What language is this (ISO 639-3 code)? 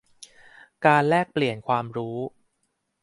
tha